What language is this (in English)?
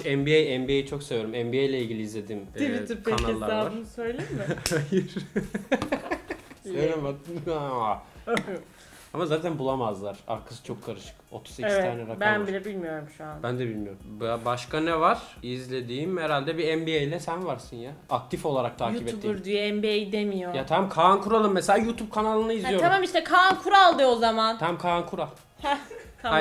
Turkish